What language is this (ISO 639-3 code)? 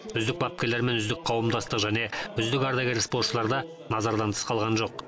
kaz